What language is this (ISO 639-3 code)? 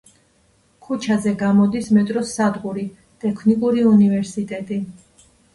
kat